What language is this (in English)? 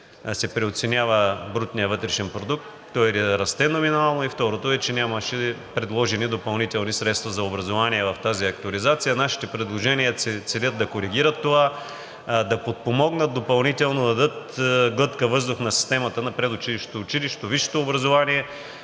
Bulgarian